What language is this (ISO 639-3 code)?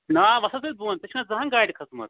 kas